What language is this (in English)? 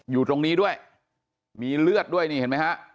Thai